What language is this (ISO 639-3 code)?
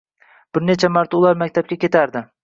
uzb